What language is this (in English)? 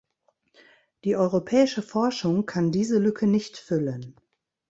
German